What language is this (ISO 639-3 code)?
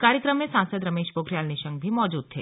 hin